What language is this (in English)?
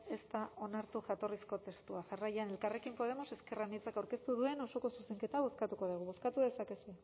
Basque